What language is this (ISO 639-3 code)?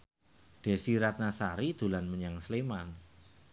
jav